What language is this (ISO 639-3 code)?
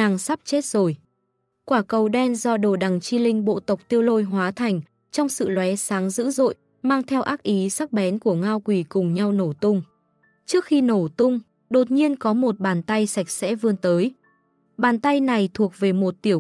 vie